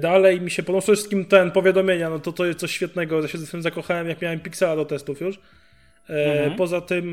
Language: Polish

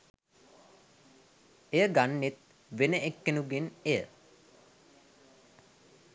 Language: Sinhala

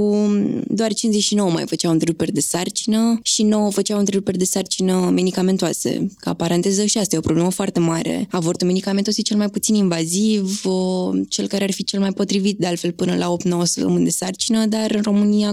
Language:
Romanian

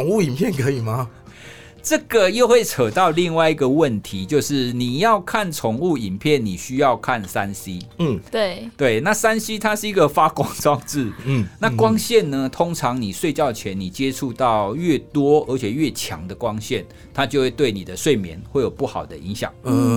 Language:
Chinese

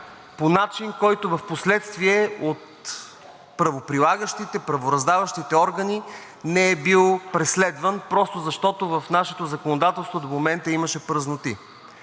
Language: Bulgarian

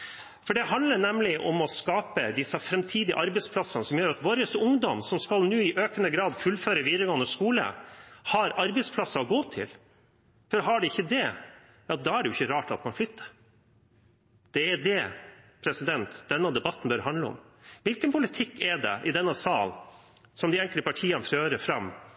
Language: Norwegian Bokmål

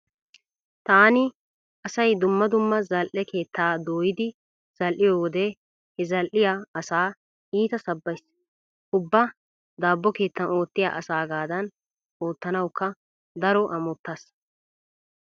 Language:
Wolaytta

